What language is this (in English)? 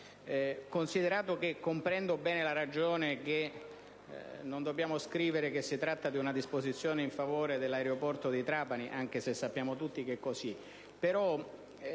Italian